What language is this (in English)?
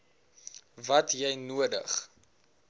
Afrikaans